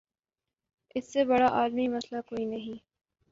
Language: Urdu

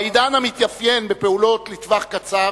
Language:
Hebrew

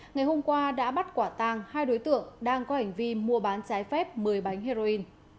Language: Vietnamese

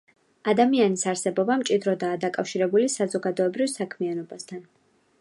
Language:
Georgian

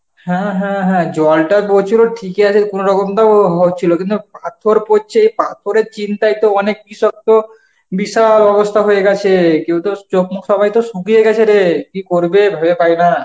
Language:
Bangla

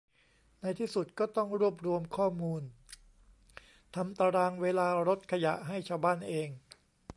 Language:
Thai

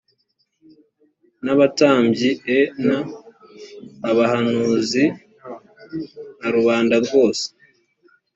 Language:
Kinyarwanda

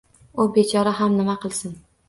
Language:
Uzbek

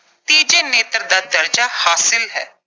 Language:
Punjabi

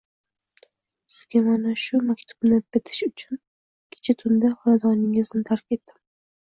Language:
Uzbek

